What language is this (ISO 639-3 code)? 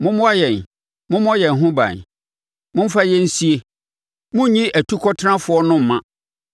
aka